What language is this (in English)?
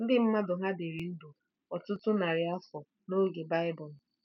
Igbo